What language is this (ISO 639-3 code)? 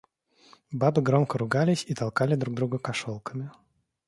rus